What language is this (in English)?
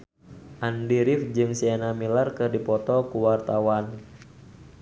Sundanese